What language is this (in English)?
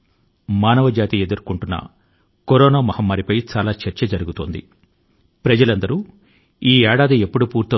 Telugu